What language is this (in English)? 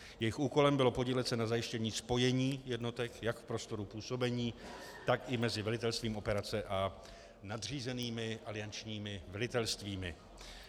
Czech